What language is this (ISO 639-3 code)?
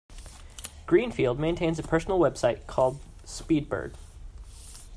eng